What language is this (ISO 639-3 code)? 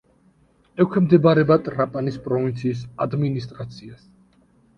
kat